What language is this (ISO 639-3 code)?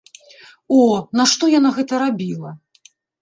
bel